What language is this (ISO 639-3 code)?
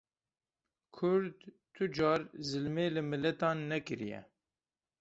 kur